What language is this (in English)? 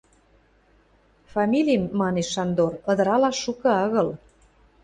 Western Mari